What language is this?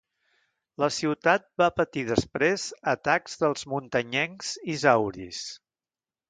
Catalan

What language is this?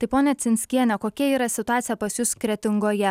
Lithuanian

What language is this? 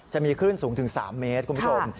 Thai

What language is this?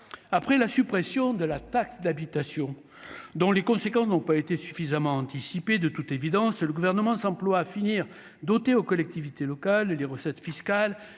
French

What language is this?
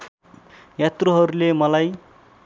Nepali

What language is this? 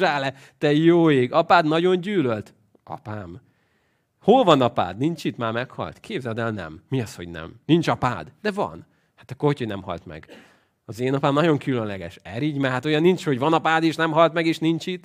Hungarian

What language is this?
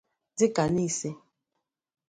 Igbo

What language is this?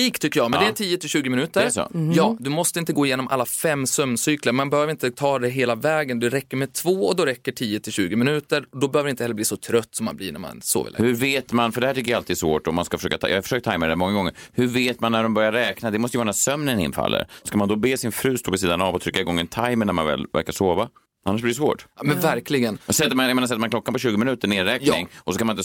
Swedish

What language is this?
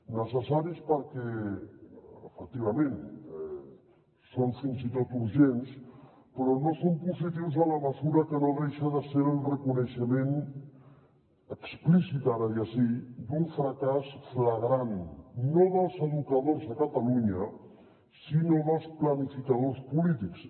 Catalan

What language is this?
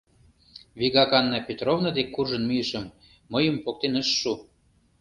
Mari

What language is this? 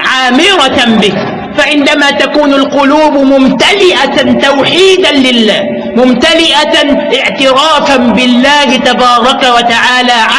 Arabic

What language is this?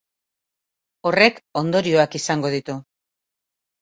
Basque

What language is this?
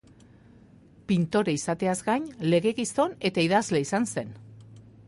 Basque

